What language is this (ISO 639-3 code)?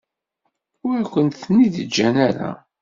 kab